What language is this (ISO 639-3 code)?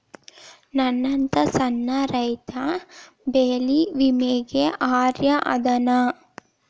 kan